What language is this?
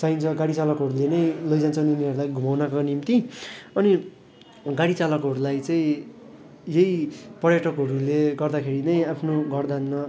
Nepali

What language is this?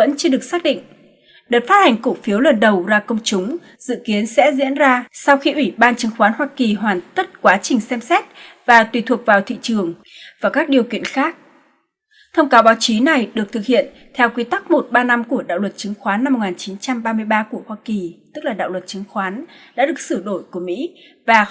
Vietnamese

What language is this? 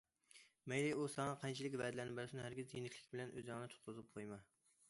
Uyghur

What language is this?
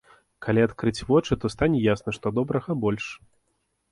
Belarusian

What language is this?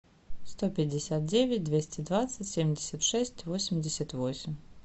Russian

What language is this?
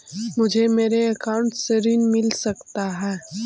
Magahi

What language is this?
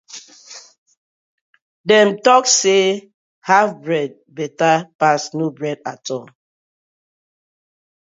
Nigerian Pidgin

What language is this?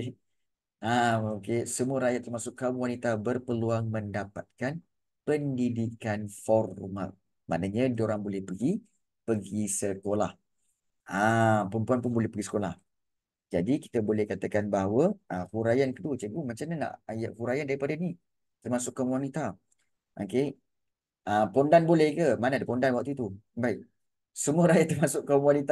Malay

